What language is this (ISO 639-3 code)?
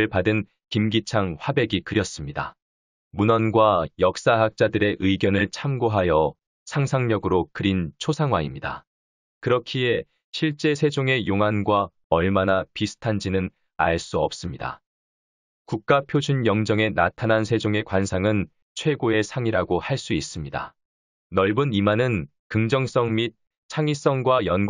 kor